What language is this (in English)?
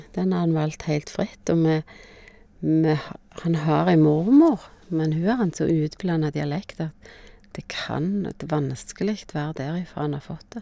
Norwegian